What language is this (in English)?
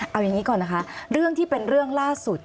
Thai